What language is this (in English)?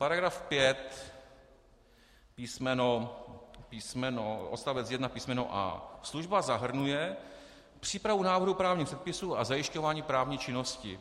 Czech